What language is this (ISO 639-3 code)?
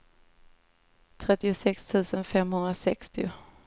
swe